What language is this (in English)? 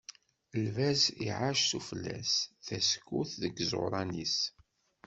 Kabyle